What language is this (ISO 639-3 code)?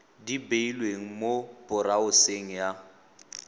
tsn